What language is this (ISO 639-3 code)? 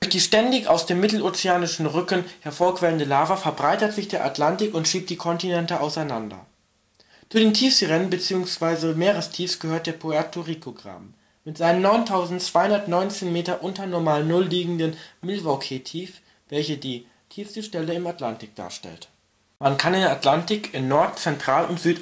deu